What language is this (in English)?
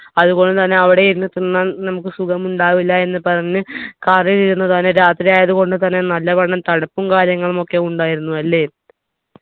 Malayalam